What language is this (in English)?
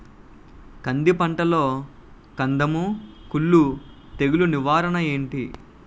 Telugu